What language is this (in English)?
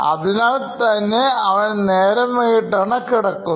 Malayalam